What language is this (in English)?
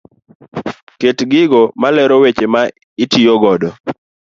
Luo (Kenya and Tanzania)